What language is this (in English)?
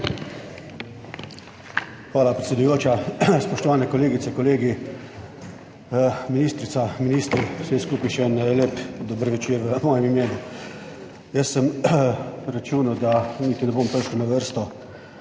Slovenian